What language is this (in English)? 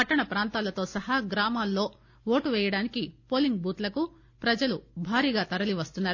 Telugu